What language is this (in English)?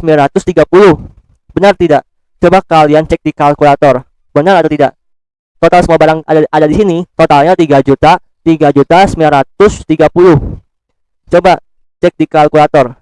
Indonesian